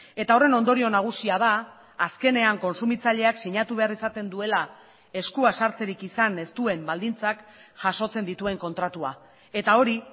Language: Basque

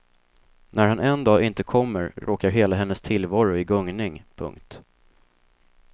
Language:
Swedish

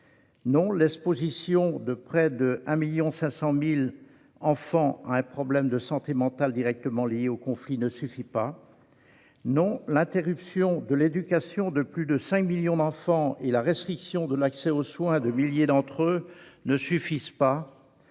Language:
French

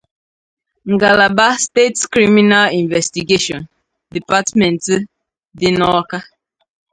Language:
Igbo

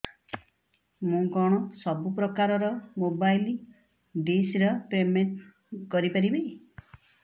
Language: Odia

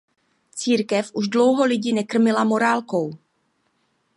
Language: Czech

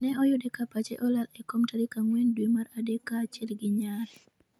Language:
Luo (Kenya and Tanzania)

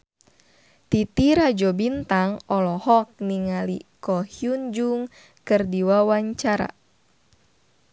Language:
Sundanese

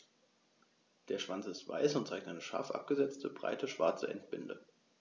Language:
German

